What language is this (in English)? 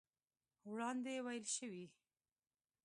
Pashto